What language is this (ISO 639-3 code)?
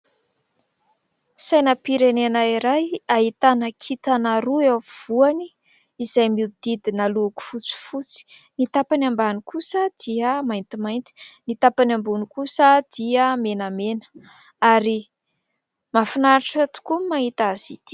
mlg